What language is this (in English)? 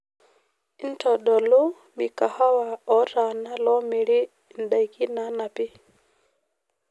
Masai